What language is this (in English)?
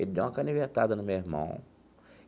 Portuguese